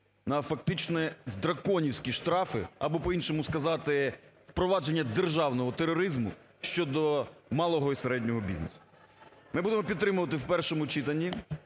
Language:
Ukrainian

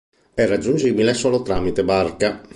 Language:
Italian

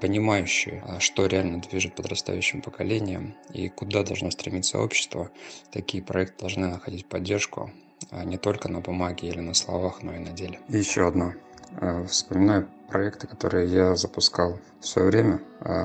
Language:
Russian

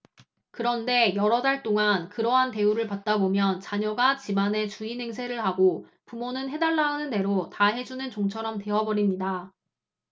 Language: Korean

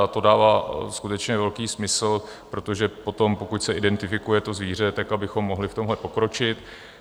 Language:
Czech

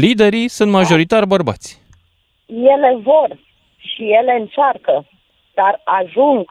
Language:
Romanian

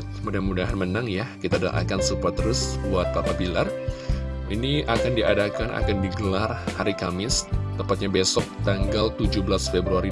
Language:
Indonesian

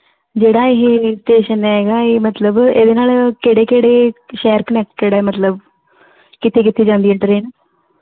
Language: Punjabi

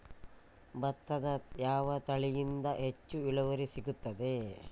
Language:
Kannada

